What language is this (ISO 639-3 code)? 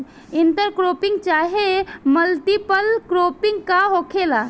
bho